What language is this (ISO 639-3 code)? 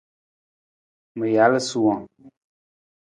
nmz